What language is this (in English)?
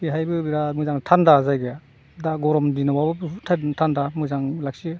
Bodo